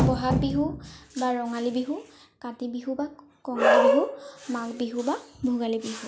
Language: Assamese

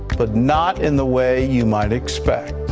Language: English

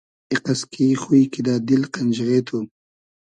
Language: Hazaragi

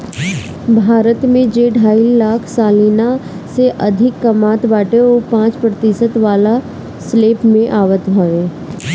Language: Bhojpuri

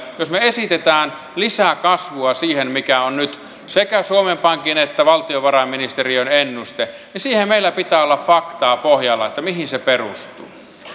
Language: Finnish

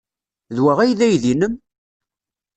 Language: Kabyle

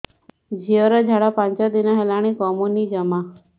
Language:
Odia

